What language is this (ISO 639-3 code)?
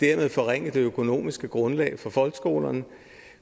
dan